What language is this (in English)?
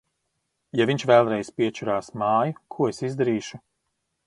Latvian